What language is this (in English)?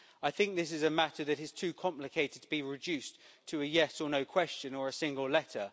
English